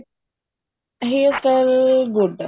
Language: Punjabi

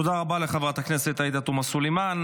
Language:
Hebrew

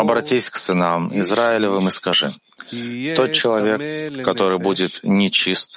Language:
Russian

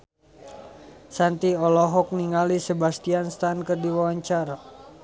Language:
Sundanese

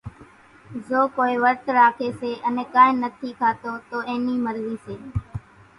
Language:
Kachi Koli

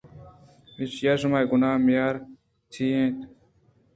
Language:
Eastern Balochi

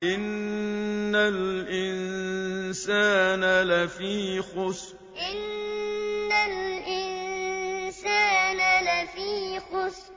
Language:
Arabic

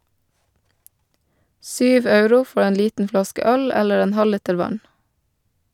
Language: Norwegian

